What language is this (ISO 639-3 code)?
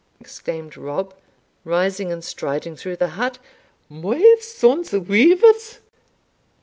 eng